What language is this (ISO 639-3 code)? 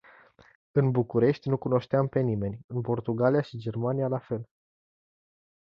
ron